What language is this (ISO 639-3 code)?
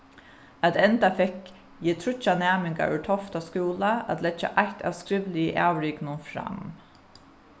fao